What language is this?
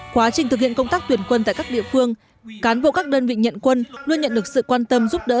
Vietnamese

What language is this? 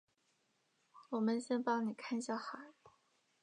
Chinese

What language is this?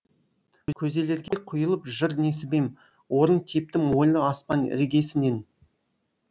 Kazakh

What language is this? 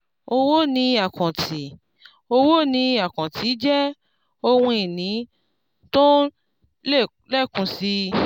Yoruba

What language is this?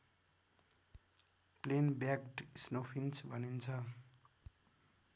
Nepali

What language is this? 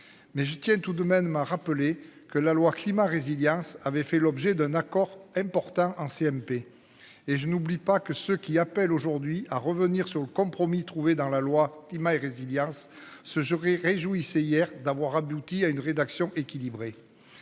French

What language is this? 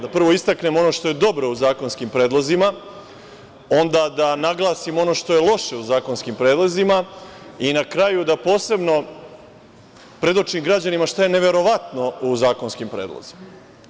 Serbian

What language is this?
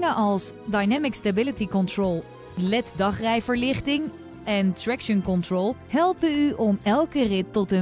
Dutch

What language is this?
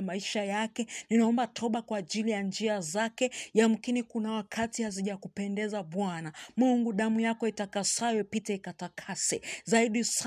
Swahili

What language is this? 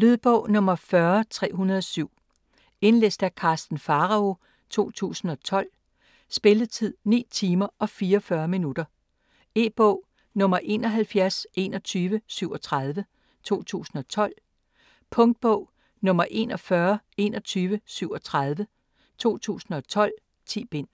Danish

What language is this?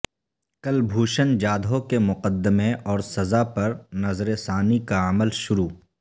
Urdu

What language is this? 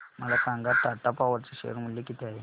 Marathi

